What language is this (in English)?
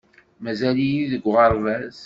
Kabyle